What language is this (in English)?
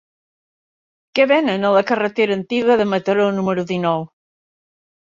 Catalan